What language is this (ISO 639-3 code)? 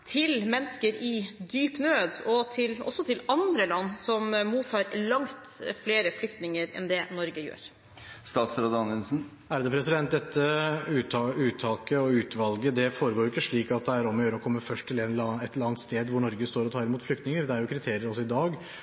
nob